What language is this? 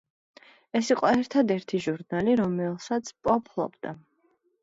Georgian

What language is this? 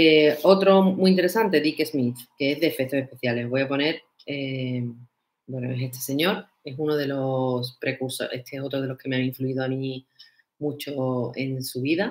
Spanish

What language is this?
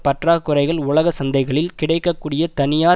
Tamil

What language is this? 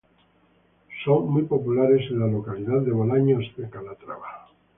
Spanish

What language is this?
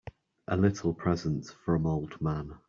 English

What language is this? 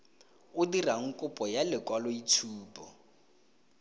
Tswana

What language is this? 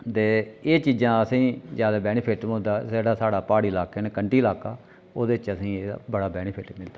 Dogri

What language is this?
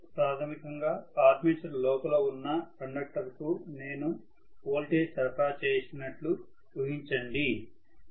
Telugu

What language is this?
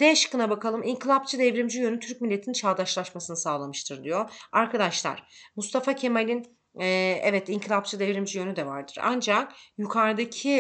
Turkish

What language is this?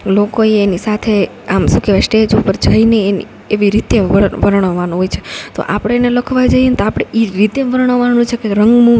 Gujarati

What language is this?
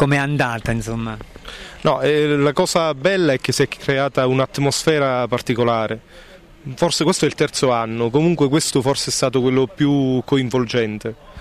Italian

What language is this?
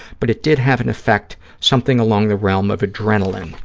English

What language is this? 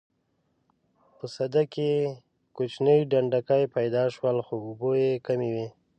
Pashto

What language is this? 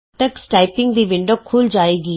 Punjabi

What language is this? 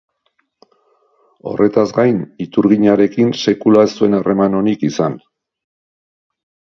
Basque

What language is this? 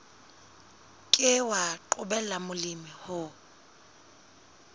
Southern Sotho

